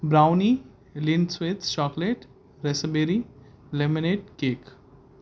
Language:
Urdu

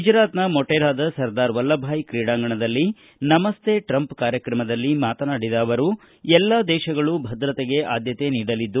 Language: Kannada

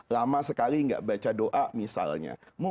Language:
Indonesian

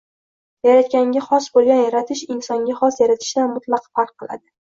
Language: Uzbek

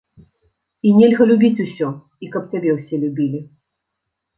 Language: Belarusian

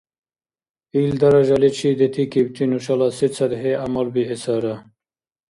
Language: Dargwa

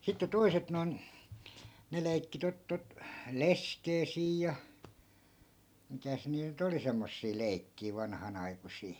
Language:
Finnish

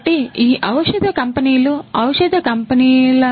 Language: Telugu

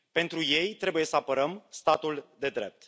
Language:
Romanian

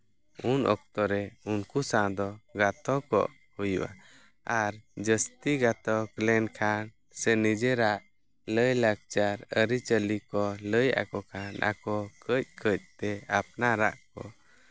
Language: Santali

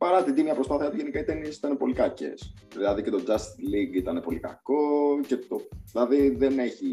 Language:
Greek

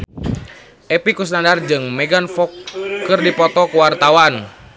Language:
Sundanese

